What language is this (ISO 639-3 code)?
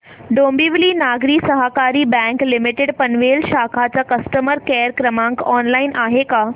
mar